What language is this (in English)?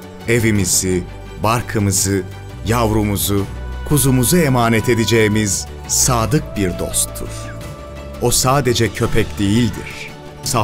Turkish